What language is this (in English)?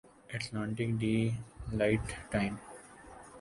Urdu